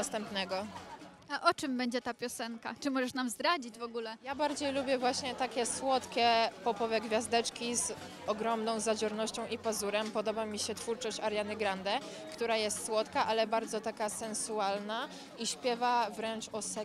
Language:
Polish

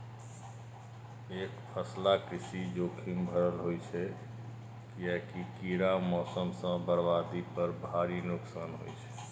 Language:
Maithili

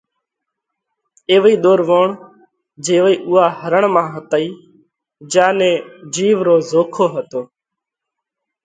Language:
Parkari Koli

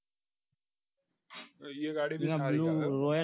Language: Gujarati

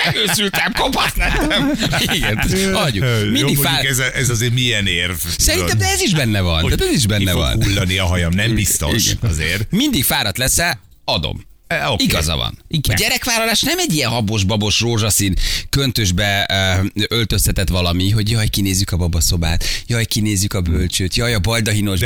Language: Hungarian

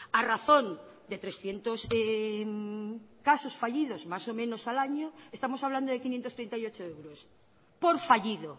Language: Spanish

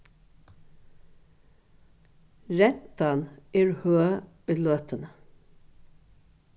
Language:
Faroese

